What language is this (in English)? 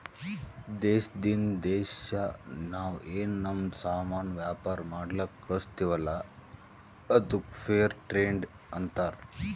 Kannada